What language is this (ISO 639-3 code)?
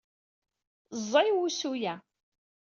kab